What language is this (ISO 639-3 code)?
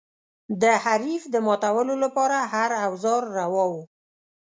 pus